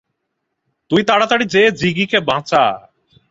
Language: Bangla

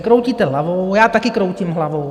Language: Czech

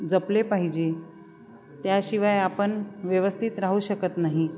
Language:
Marathi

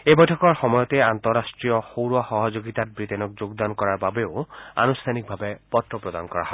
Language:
Assamese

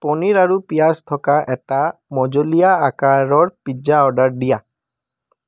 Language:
Assamese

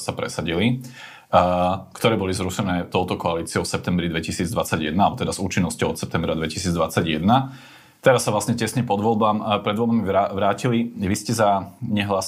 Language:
Slovak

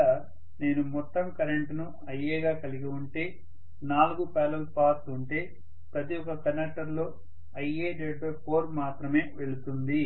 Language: Telugu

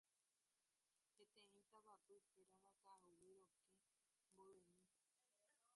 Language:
Guarani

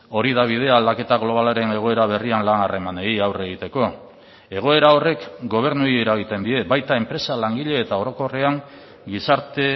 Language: Basque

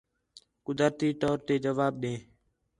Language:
Khetrani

